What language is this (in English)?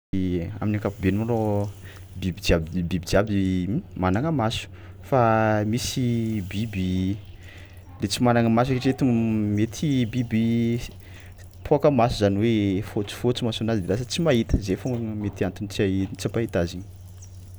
Tsimihety Malagasy